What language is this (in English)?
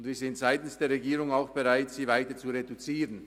Swiss German